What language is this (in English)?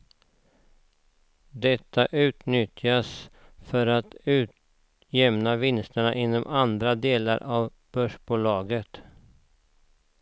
Swedish